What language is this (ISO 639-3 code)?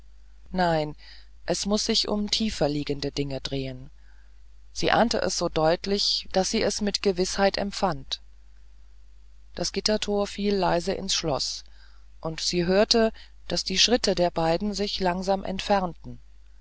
deu